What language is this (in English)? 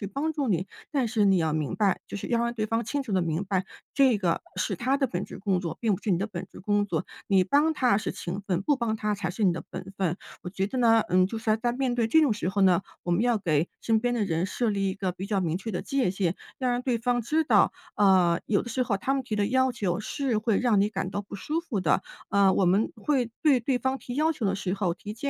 Chinese